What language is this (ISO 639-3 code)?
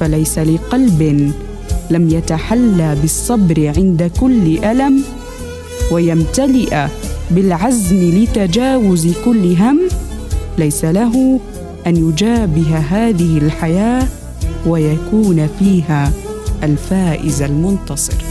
ara